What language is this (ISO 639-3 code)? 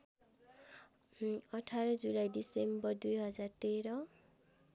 nep